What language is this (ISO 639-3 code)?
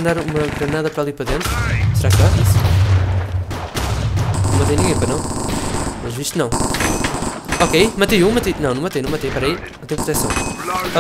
por